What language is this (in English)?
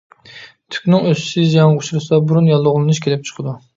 Uyghur